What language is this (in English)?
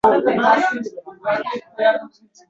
Uzbek